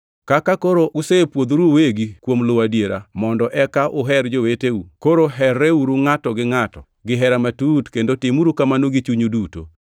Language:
Luo (Kenya and Tanzania)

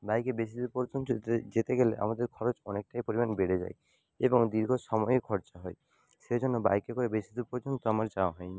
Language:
Bangla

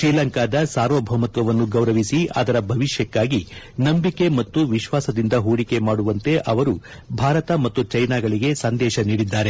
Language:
Kannada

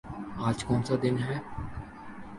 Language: Urdu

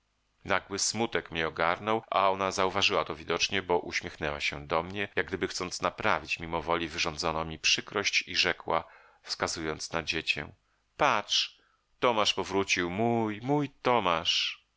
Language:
Polish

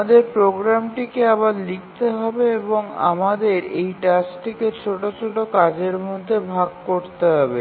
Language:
Bangla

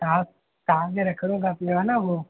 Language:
Sindhi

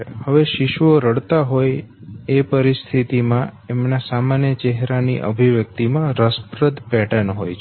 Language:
Gujarati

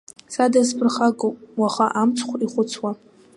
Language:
Abkhazian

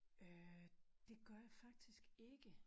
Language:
Danish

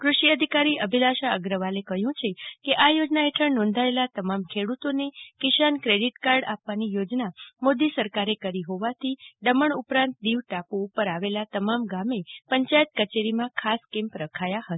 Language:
Gujarati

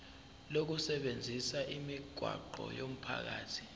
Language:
Zulu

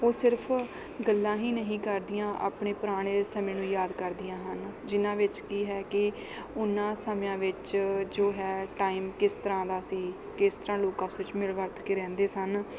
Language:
Punjabi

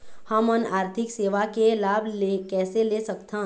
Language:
Chhattisgarhi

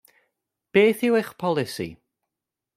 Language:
Welsh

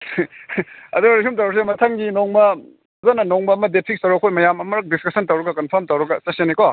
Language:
Manipuri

